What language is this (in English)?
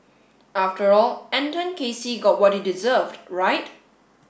English